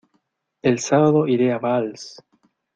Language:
Spanish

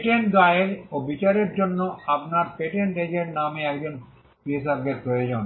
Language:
Bangla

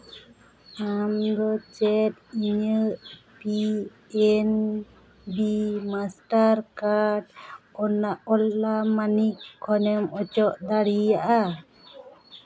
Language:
Santali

